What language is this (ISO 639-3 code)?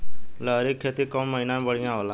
bho